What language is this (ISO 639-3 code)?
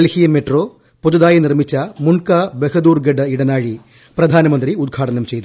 mal